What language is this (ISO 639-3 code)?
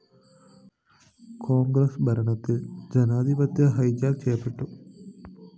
mal